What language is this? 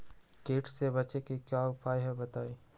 Magahi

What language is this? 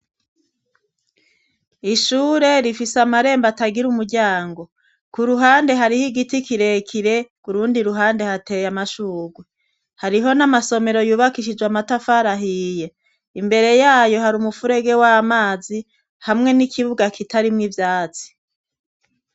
Rundi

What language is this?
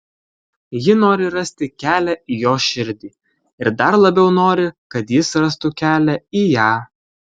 Lithuanian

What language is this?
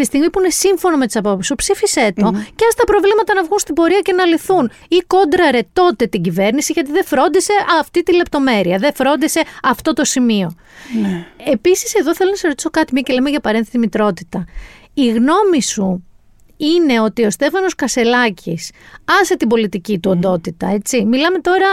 Greek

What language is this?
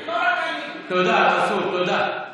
Hebrew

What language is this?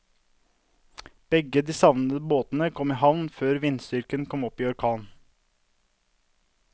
Norwegian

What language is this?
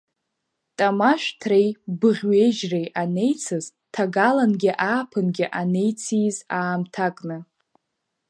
Abkhazian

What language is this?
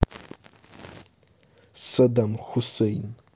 Russian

